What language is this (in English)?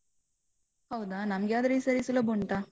Kannada